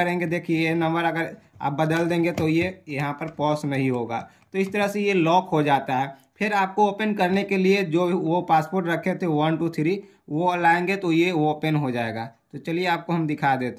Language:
Hindi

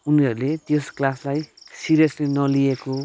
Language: Nepali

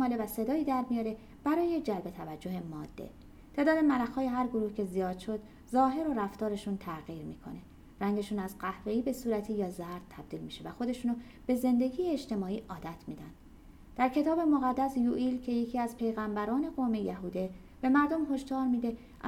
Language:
Persian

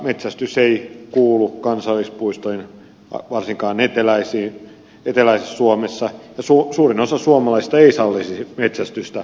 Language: Finnish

